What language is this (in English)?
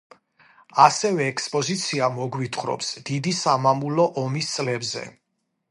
Georgian